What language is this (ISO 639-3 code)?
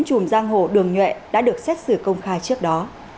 vie